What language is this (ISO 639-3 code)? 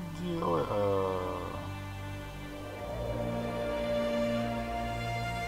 rus